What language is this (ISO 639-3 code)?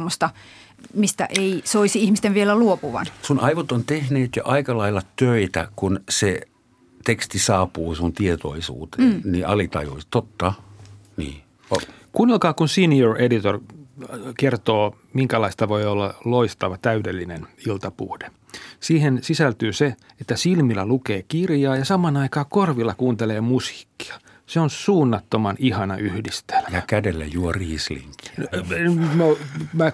fin